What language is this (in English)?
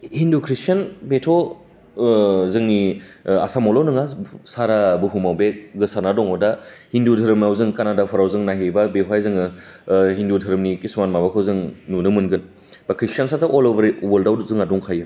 Bodo